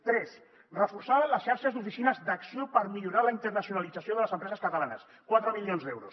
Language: Catalan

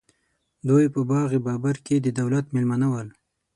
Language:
Pashto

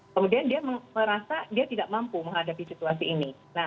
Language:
Indonesian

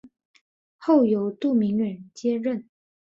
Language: Chinese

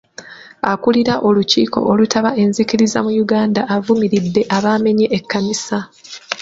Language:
Ganda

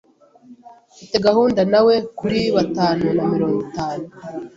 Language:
Kinyarwanda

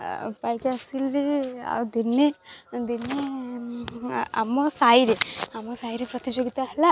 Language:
Odia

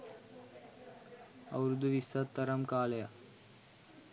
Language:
Sinhala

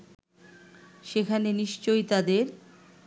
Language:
Bangla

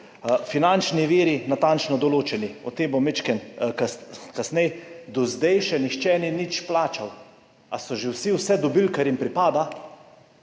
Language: Slovenian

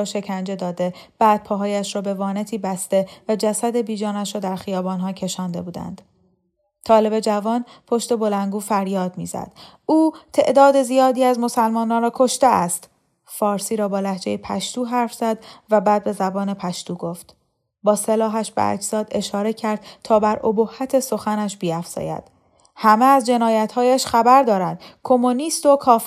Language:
Persian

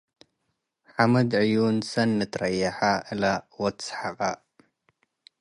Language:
Tigre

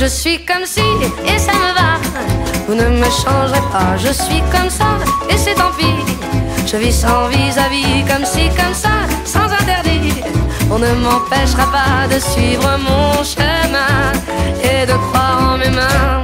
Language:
Hungarian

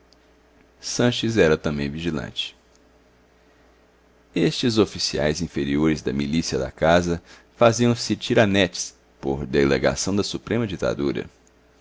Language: Portuguese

